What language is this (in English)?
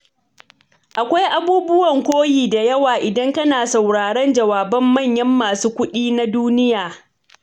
Hausa